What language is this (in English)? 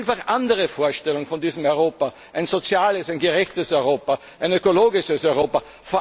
German